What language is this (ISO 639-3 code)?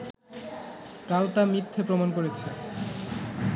ben